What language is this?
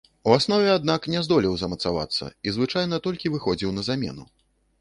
Belarusian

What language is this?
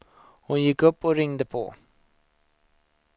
Swedish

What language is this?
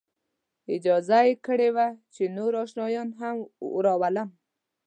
Pashto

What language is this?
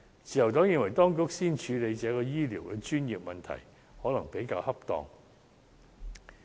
Cantonese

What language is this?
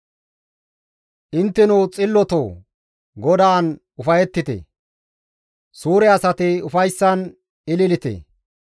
Gamo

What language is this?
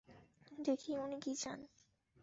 Bangla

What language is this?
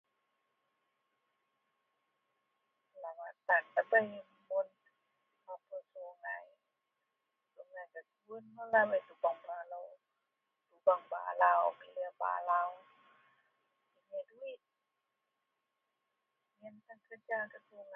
Central Melanau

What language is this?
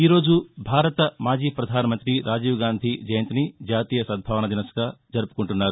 Telugu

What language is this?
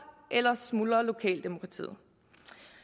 Danish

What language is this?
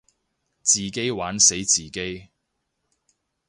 Cantonese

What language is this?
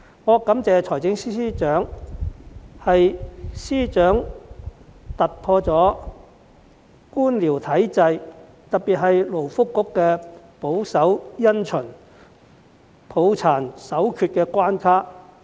Cantonese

